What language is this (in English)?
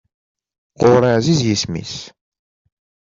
Kabyle